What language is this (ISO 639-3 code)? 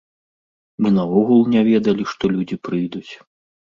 bel